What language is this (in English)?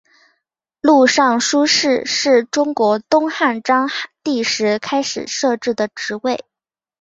Chinese